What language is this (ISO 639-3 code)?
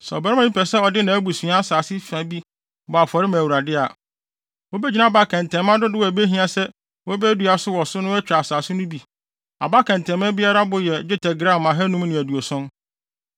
aka